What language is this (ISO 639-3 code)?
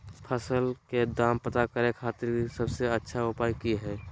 mag